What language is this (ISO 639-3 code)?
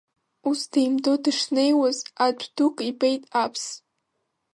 abk